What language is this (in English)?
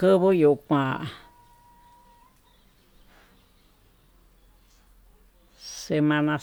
Tututepec Mixtec